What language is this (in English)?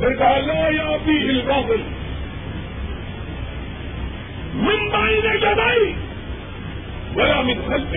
Urdu